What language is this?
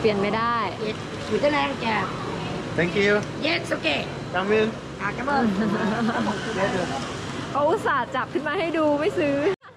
Thai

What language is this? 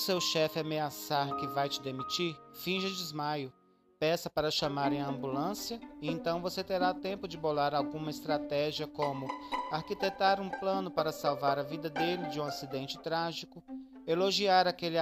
Portuguese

